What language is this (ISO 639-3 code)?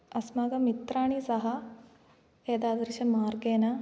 san